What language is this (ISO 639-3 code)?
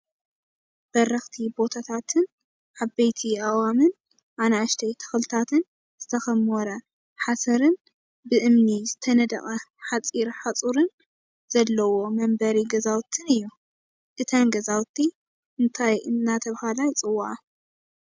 tir